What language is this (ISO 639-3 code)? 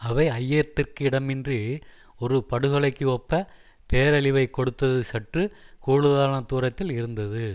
tam